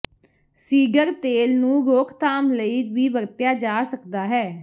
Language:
Punjabi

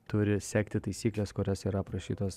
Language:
Lithuanian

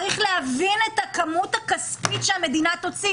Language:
Hebrew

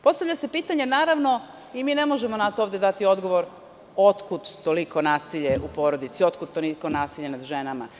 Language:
Serbian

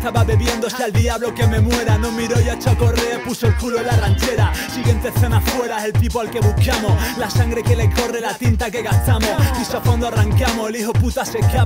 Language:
Spanish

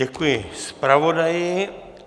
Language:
Czech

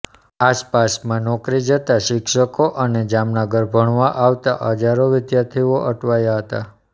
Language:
Gujarati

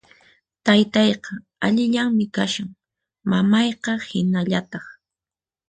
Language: Puno Quechua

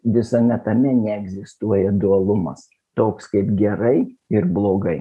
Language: Lithuanian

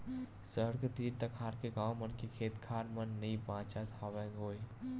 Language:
Chhattisgarhi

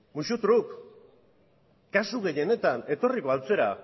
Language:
Basque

